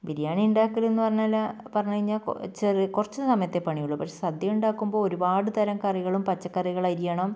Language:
Malayalam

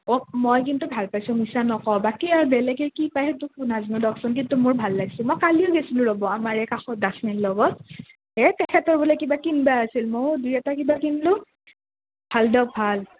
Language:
Assamese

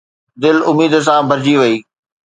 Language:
Sindhi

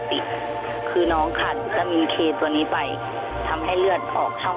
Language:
Thai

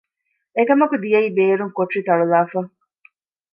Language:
Divehi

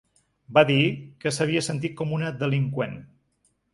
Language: Catalan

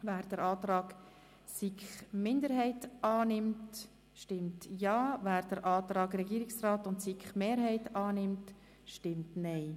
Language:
Swiss German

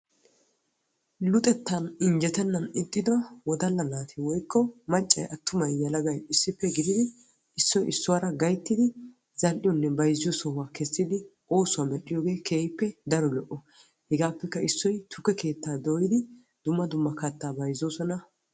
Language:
Wolaytta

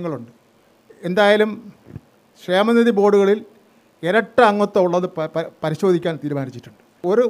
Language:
Malayalam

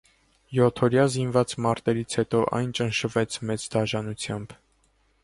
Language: Armenian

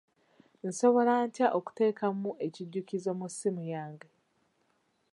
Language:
Ganda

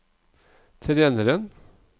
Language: Norwegian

